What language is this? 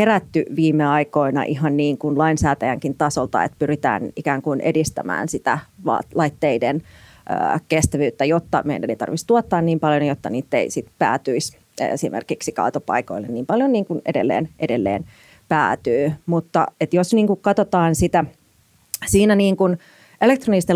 Finnish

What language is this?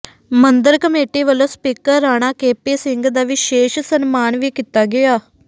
Punjabi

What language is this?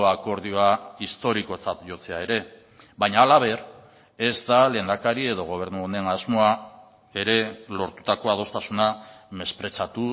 Basque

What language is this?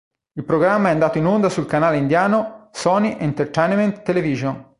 Italian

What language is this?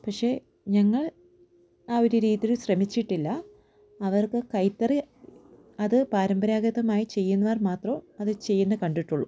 Malayalam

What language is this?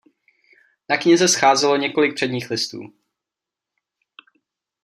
Czech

